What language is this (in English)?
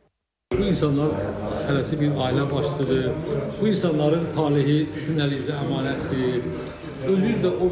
Turkish